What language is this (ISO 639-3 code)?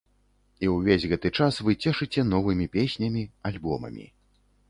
bel